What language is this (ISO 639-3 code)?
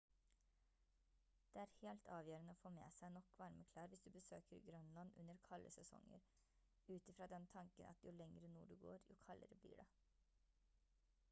nob